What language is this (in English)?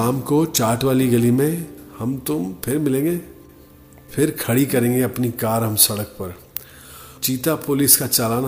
Hindi